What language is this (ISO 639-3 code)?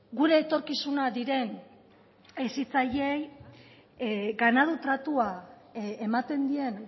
eus